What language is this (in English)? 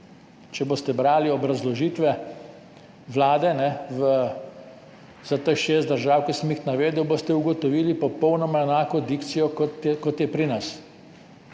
Slovenian